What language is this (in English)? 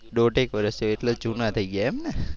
Gujarati